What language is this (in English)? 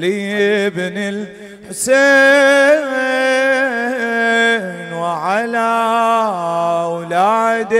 Arabic